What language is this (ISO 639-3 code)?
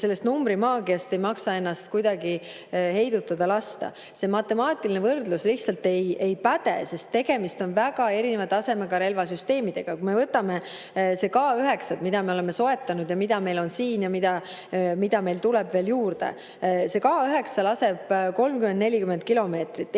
est